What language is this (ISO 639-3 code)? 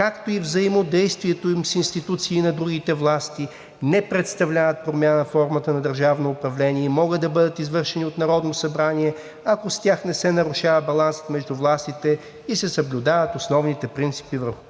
bul